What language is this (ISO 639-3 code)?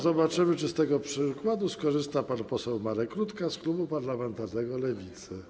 pol